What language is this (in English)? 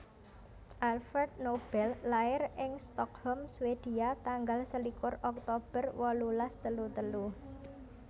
Javanese